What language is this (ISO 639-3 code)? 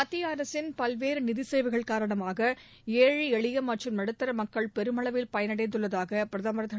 tam